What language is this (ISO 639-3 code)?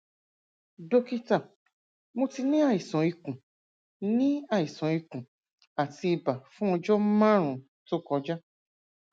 yor